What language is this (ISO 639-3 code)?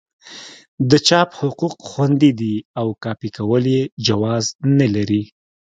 pus